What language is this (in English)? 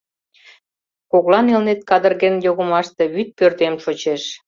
Mari